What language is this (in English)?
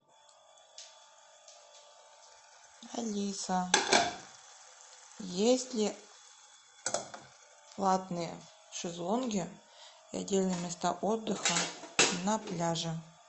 Russian